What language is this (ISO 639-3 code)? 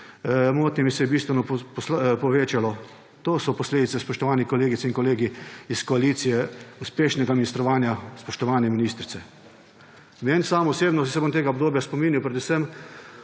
slv